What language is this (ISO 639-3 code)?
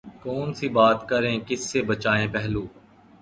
urd